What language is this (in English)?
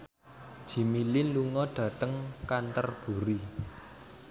Javanese